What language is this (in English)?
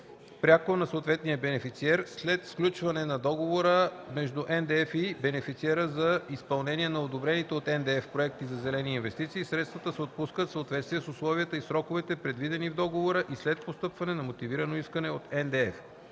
Bulgarian